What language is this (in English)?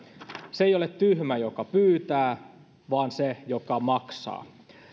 Finnish